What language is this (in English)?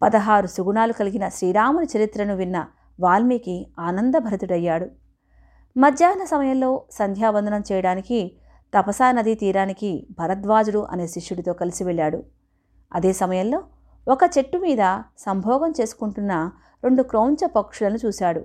Telugu